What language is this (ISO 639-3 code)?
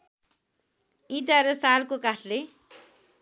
nep